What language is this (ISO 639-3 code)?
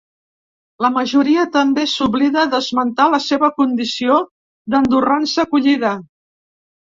cat